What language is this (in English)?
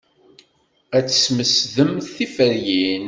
Kabyle